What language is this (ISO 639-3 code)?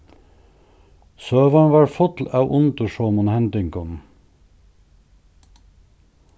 fao